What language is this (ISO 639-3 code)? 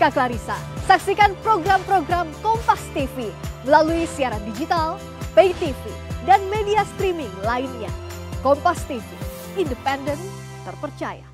ind